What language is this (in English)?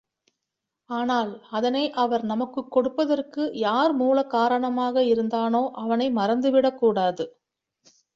Tamil